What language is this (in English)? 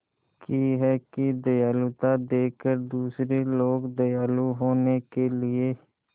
Hindi